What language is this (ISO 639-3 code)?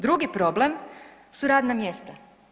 hrv